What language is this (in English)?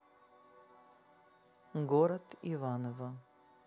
Russian